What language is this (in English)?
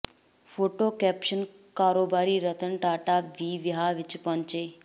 Punjabi